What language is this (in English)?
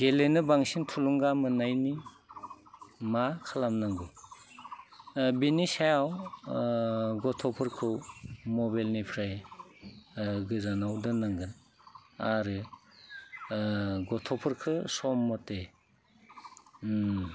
Bodo